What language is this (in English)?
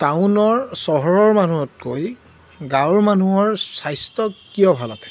Assamese